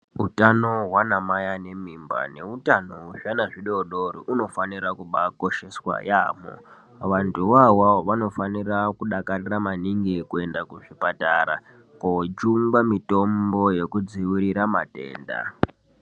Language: Ndau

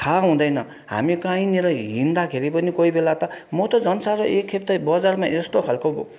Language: Nepali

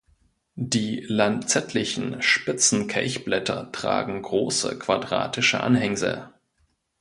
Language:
German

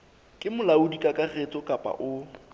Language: Southern Sotho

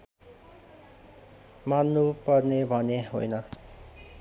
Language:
Nepali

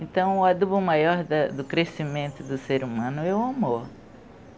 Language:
Portuguese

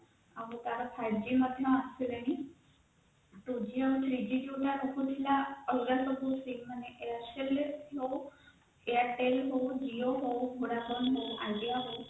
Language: Odia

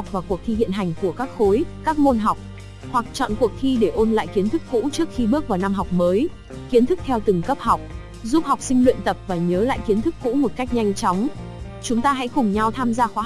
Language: Vietnamese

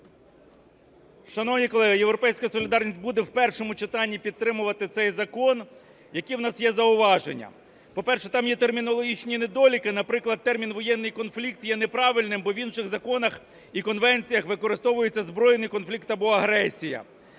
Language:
Ukrainian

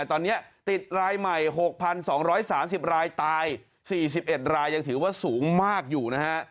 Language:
Thai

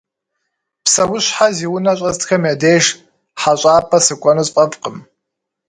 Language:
Kabardian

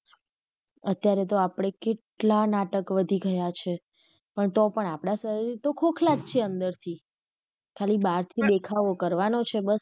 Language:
Gujarati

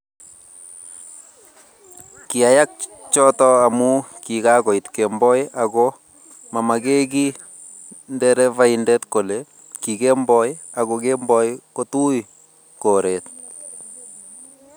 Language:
Kalenjin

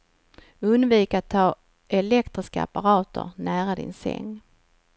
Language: Swedish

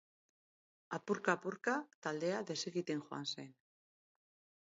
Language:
Basque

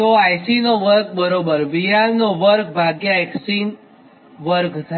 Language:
Gujarati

